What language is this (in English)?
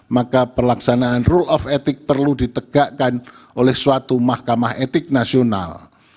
Indonesian